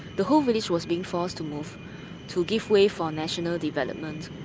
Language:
English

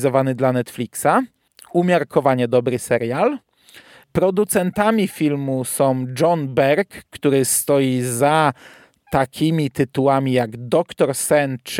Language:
Polish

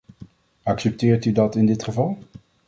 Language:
Dutch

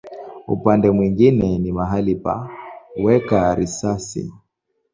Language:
Swahili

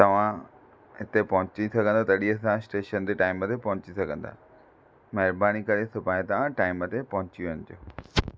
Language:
Sindhi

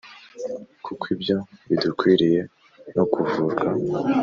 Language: Kinyarwanda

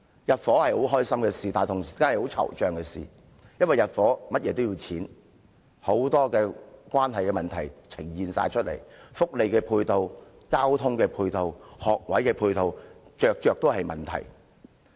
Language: Cantonese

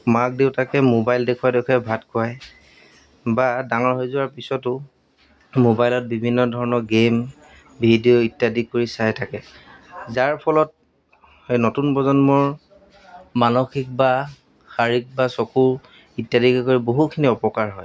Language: Assamese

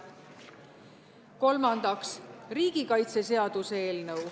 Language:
Estonian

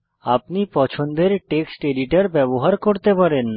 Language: Bangla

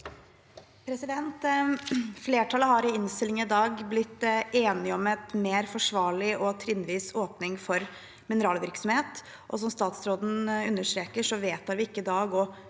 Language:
Norwegian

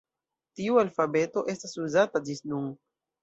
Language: Esperanto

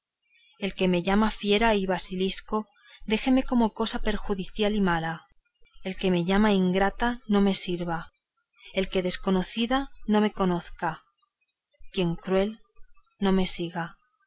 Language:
Spanish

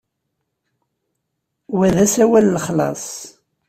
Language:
Kabyle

